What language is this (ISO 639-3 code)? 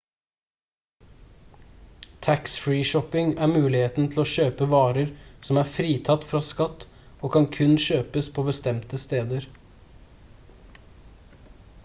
nob